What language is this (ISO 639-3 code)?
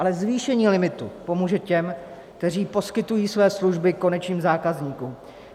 ces